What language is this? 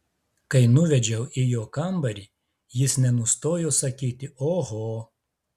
Lithuanian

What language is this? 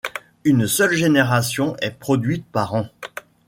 French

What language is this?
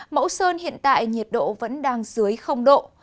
Vietnamese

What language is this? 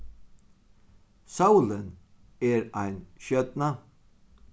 Faroese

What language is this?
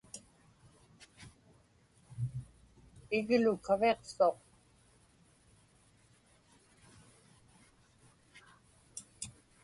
Inupiaq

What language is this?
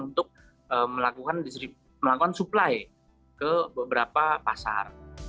Indonesian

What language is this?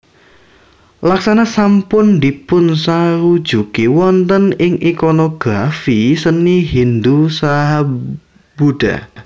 Javanese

